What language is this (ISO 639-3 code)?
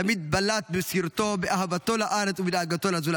heb